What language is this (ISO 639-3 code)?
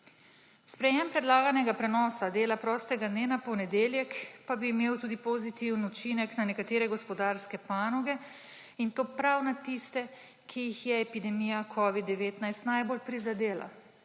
slv